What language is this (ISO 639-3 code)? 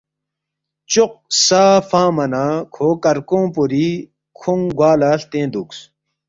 bft